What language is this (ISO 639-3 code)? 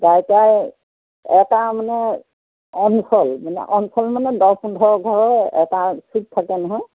asm